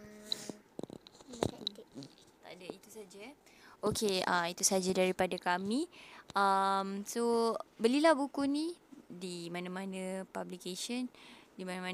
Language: Malay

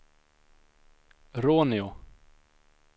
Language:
Swedish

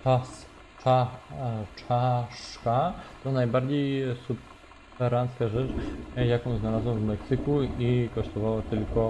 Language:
Polish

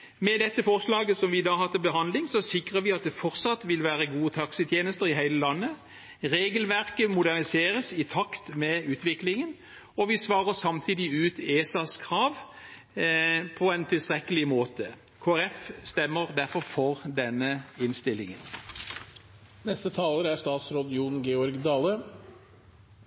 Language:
Norwegian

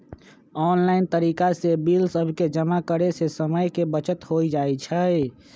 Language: Magahi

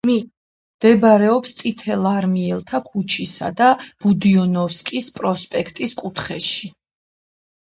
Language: Georgian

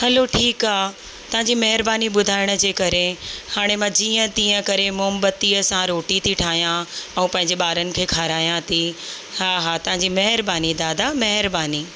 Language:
Sindhi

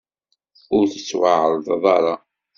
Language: Kabyle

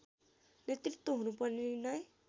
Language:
Nepali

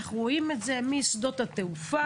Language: Hebrew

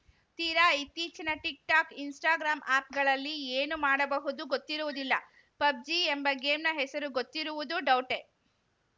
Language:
Kannada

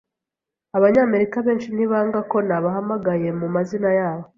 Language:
Kinyarwanda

